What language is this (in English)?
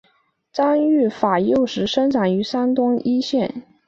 Chinese